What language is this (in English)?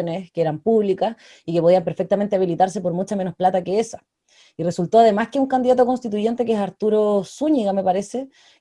Spanish